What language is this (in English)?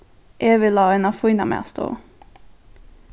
Faroese